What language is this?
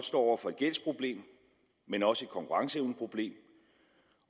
Danish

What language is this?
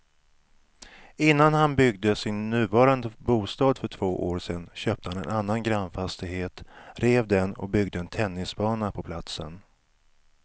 Swedish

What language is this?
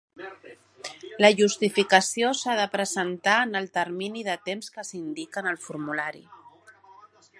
Catalan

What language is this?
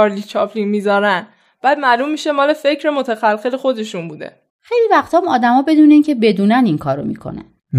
Persian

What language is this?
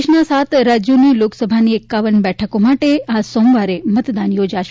Gujarati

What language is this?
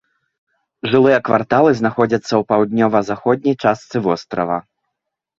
Belarusian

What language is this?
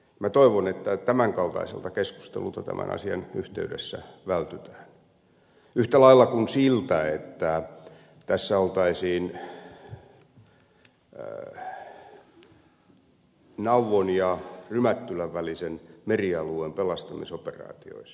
Finnish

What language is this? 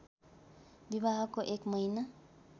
Nepali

